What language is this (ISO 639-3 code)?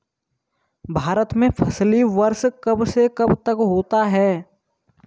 hin